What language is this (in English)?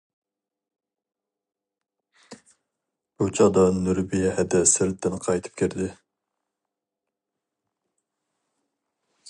Uyghur